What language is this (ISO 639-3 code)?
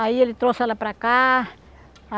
por